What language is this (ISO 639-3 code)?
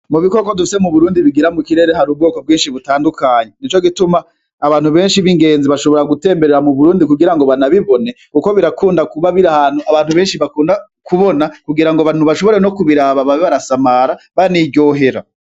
run